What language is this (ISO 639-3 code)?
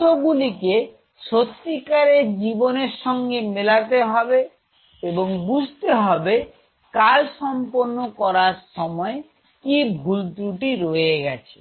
ben